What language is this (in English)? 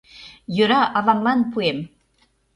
Mari